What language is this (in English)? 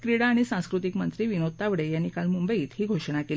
Marathi